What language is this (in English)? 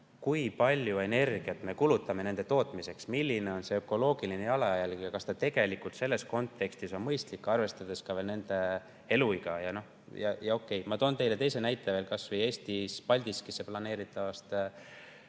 Estonian